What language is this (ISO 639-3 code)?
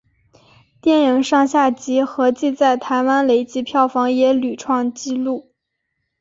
zho